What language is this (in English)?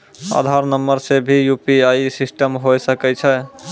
Maithili